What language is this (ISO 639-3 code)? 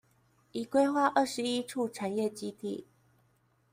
zho